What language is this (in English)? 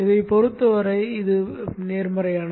Tamil